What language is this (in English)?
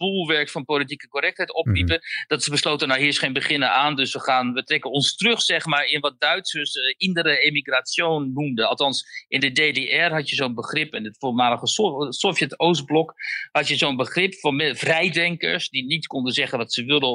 Dutch